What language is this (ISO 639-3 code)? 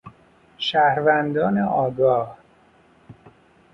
fas